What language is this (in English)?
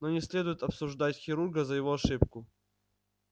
Russian